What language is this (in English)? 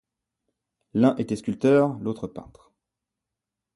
French